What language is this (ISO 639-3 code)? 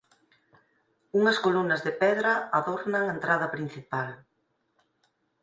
glg